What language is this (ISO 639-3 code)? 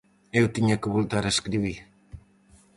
glg